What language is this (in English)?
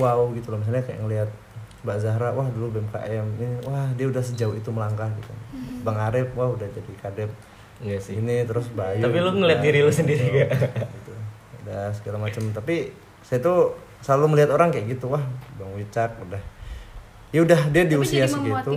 Indonesian